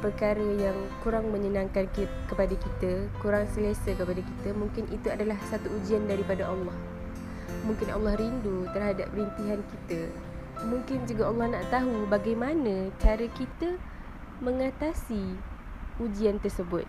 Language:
Malay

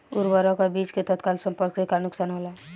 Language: Bhojpuri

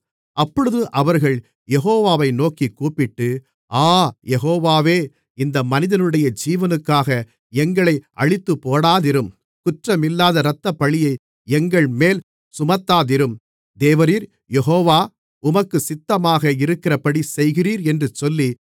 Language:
Tamil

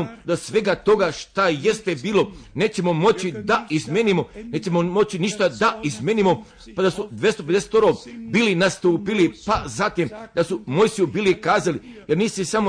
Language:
Croatian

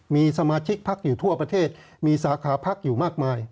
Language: Thai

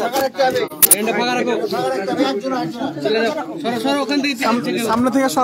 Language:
Arabic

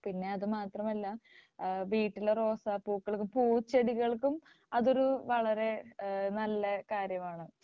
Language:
Malayalam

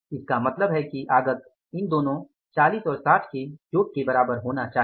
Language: Hindi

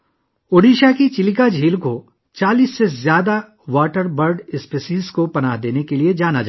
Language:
Urdu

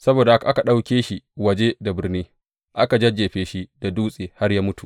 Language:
Hausa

